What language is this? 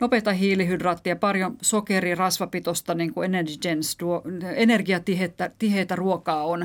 Finnish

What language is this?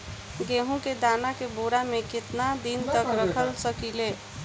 Bhojpuri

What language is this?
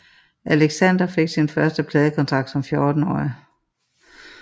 Danish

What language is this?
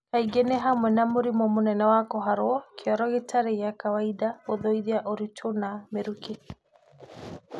Kikuyu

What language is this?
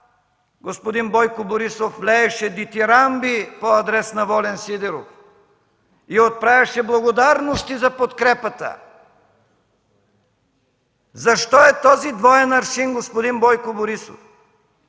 Bulgarian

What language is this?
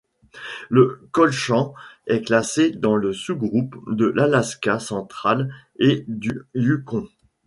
French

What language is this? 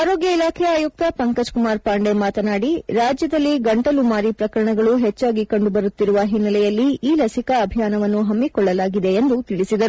Kannada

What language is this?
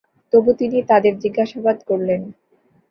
Bangla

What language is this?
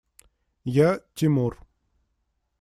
Russian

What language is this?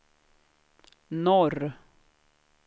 Swedish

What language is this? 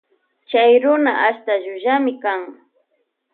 Loja Highland Quichua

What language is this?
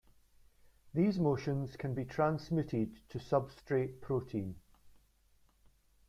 English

